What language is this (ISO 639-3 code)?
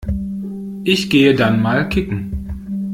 deu